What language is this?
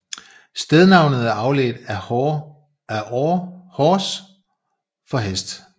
Danish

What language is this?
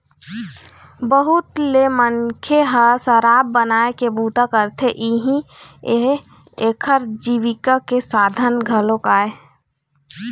Chhattisgarhi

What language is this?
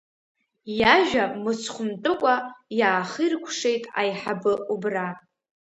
Abkhazian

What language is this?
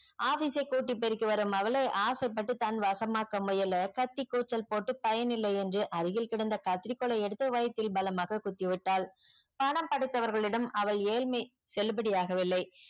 Tamil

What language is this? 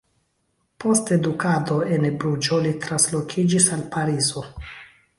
Esperanto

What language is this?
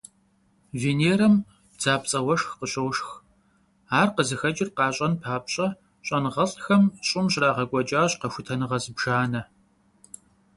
Kabardian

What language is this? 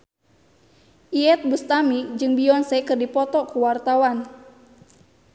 Sundanese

